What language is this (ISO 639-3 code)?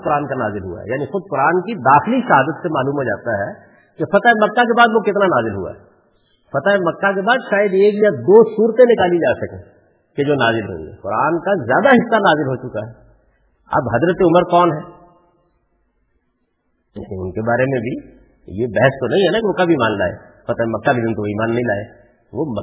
urd